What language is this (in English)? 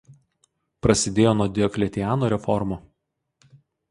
Lithuanian